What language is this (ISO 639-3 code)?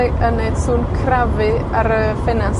cym